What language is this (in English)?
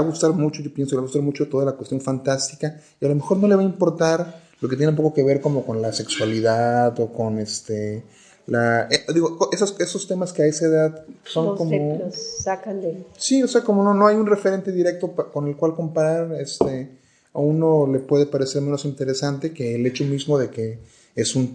Spanish